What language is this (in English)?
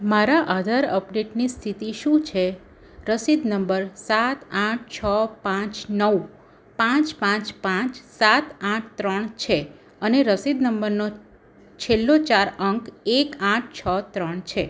Gujarati